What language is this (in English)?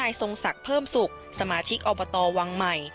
Thai